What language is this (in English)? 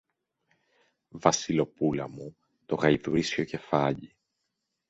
Greek